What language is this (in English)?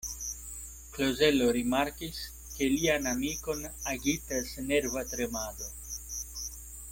Esperanto